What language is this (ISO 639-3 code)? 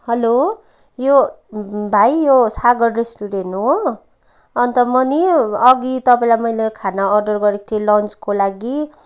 nep